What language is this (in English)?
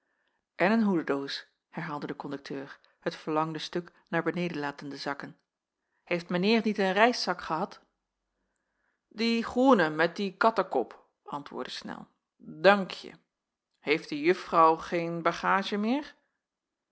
Dutch